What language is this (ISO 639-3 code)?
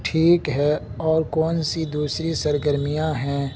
urd